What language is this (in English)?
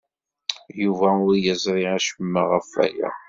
Kabyle